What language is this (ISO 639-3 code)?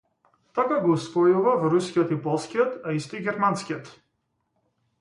mkd